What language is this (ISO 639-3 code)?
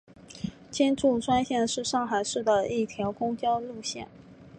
zho